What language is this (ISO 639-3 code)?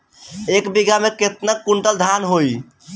bho